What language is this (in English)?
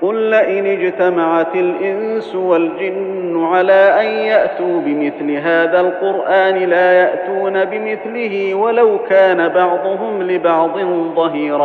Arabic